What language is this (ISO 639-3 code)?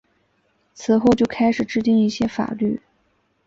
zho